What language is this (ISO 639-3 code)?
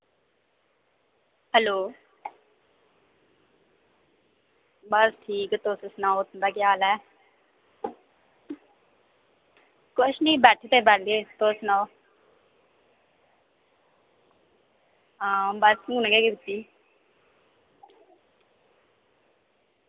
doi